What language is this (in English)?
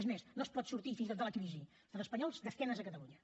Catalan